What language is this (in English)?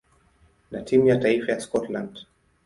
Swahili